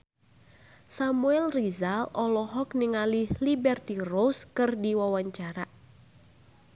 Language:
Sundanese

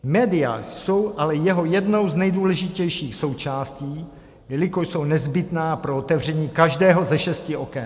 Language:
Czech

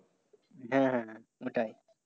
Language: Bangla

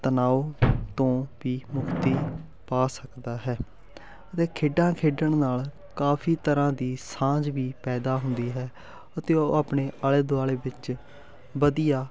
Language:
Punjabi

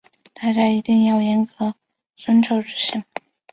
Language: Chinese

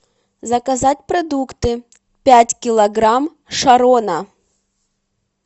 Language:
Russian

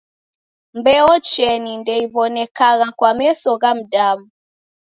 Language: Taita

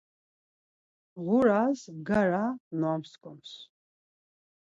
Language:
Laz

